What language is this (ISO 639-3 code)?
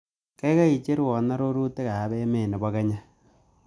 kln